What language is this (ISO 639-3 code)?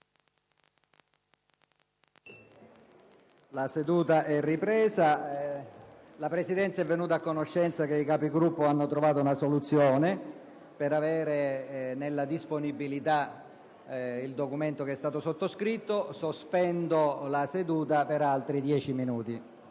ita